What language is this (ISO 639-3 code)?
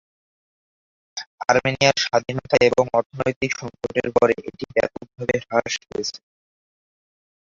ben